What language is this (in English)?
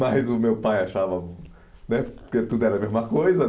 Portuguese